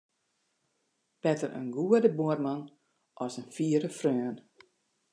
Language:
Western Frisian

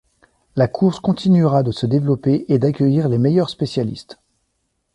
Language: French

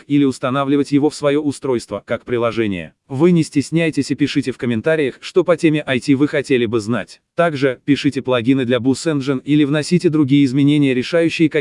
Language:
Russian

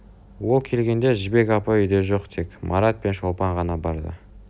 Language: Kazakh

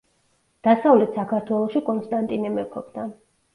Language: Georgian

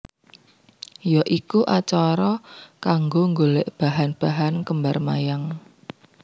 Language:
Javanese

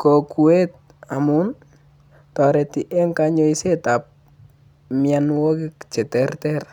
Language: Kalenjin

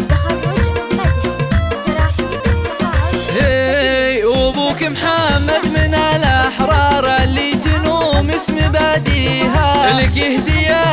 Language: Arabic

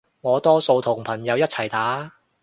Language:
Cantonese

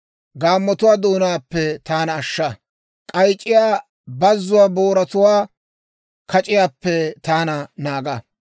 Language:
Dawro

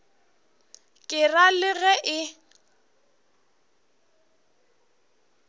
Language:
Northern Sotho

